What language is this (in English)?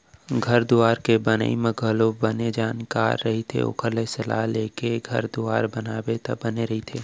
Chhattisgarhi